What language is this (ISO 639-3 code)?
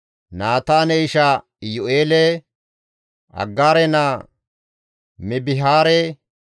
gmv